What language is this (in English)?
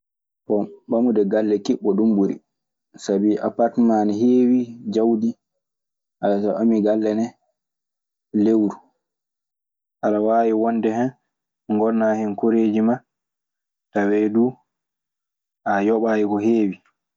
Maasina Fulfulde